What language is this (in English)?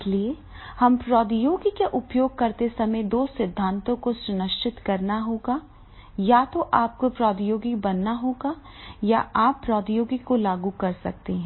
Hindi